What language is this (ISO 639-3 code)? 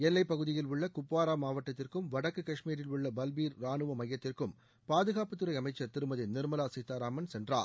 tam